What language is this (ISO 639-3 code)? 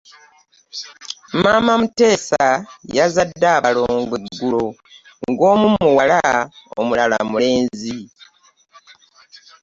lug